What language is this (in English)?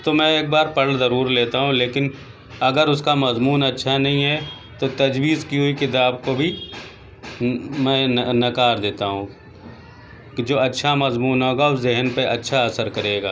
Urdu